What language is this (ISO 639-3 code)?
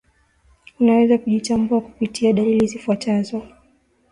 swa